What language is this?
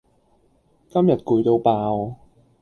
Cantonese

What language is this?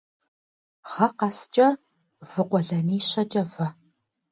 Kabardian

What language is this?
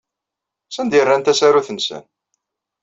Kabyle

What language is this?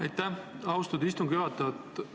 Estonian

